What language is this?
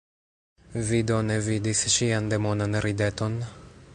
Esperanto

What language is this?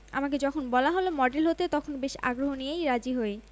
Bangla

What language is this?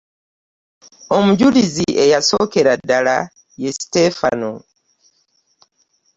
Ganda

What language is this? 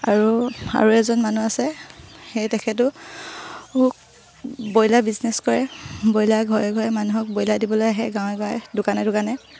Assamese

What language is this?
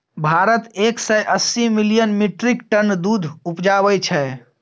Maithili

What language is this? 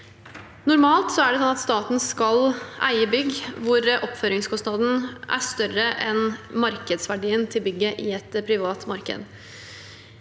Norwegian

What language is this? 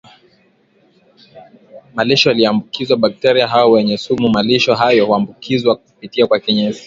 Swahili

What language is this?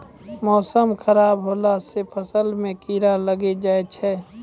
Maithili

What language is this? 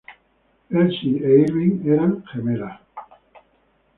Spanish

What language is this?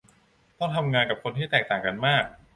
Thai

